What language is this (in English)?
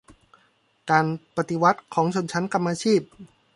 Thai